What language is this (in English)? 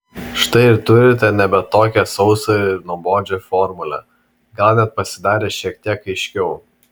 Lithuanian